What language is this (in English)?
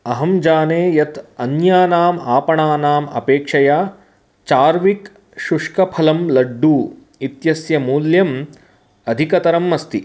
Sanskrit